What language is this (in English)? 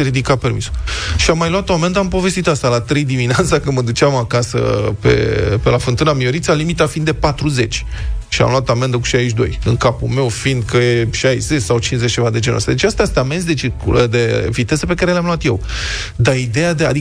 Romanian